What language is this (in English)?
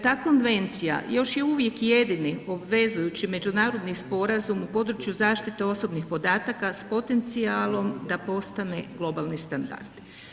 Croatian